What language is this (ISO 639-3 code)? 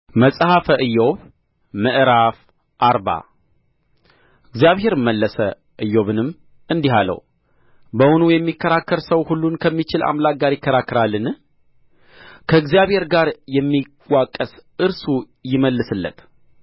amh